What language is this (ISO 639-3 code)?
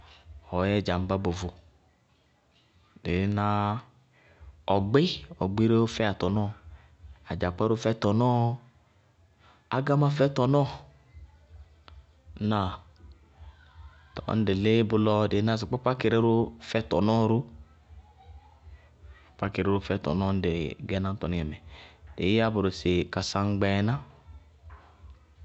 bqg